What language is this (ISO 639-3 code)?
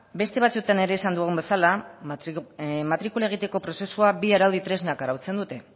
eus